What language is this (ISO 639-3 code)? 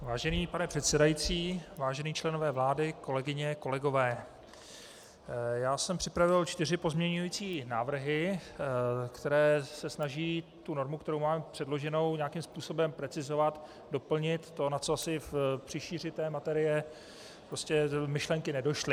ces